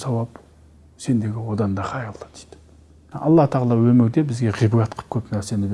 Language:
Turkish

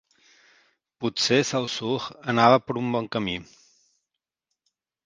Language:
Catalan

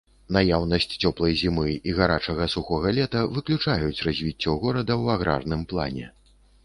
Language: Belarusian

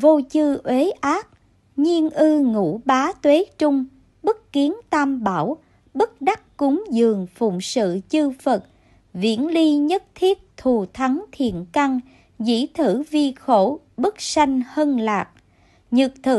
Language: Vietnamese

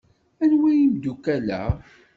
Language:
Kabyle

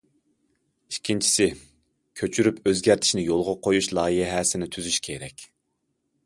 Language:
Uyghur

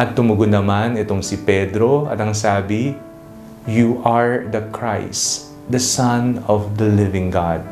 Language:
Filipino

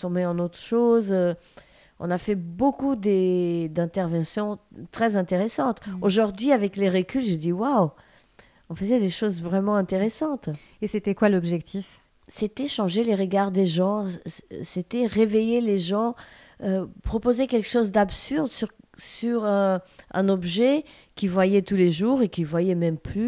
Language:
French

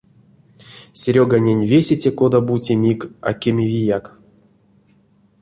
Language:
Erzya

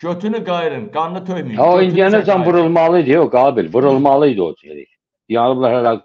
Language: Turkish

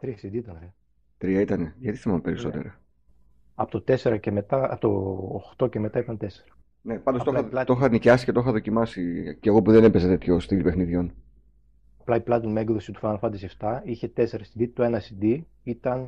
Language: Greek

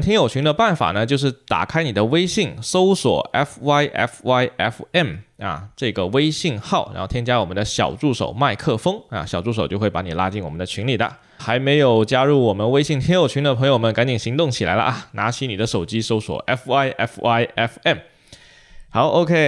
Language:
Chinese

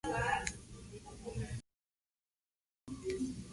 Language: Spanish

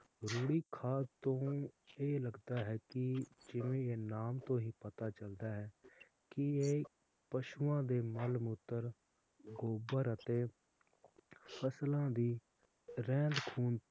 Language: Punjabi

